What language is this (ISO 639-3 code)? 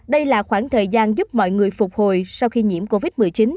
vie